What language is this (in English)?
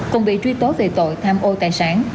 Vietnamese